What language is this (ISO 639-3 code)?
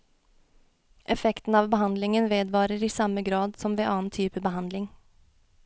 nor